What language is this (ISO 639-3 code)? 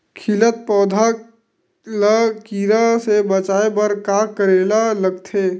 hne